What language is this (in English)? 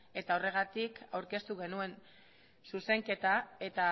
Basque